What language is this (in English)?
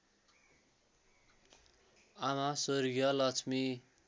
Nepali